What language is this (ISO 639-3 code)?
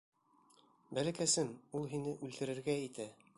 bak